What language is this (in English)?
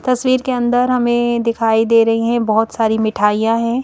Hindi